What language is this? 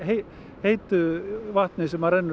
Icelandic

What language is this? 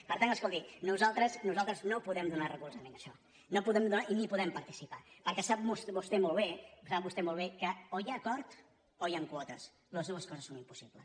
Catalan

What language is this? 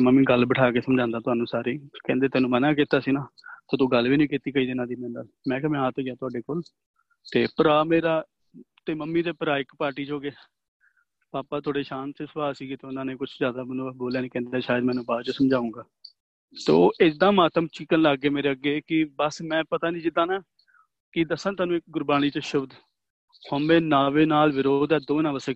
Punjabi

